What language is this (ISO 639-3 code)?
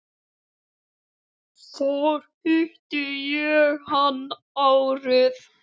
isl